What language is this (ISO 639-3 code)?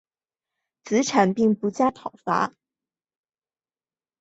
zho